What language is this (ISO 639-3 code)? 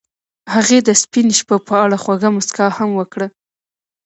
pus